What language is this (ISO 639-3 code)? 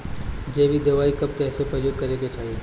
bho